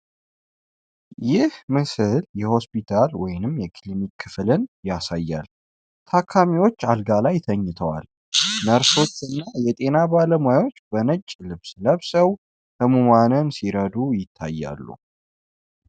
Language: Amharic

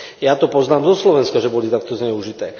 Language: Slovak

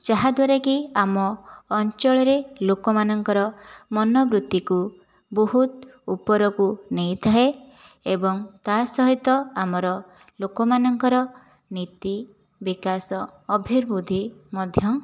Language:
Odia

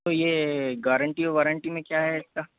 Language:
Hindi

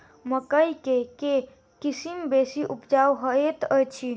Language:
Maithili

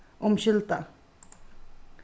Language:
Faroese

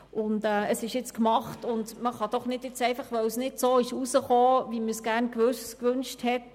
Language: Swiss German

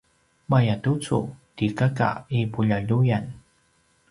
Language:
Paiwan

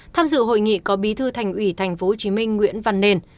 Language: Vietnamese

